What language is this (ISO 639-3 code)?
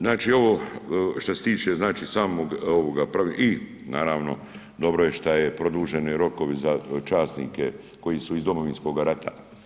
hrv